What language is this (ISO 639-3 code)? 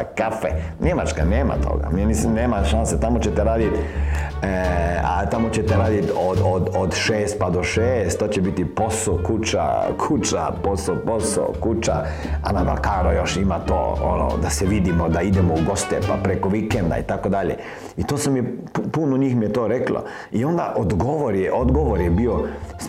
hrv